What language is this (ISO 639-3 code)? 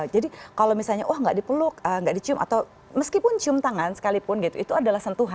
ind